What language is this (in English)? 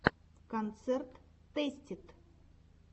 Russian